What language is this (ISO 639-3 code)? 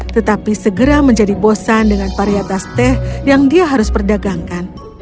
ind